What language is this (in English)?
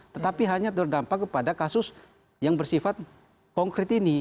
Indonesian